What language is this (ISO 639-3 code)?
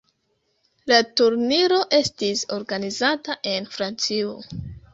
epo